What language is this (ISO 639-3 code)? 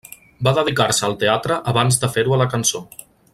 cat